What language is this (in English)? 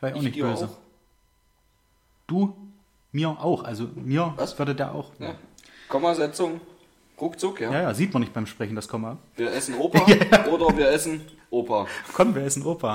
German